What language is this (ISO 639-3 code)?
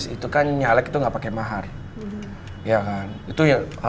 ind